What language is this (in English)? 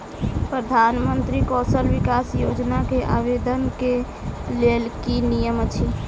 Maithili